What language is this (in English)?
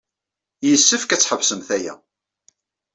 Kabyle